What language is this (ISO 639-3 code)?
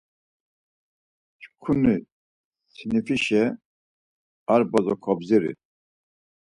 lzz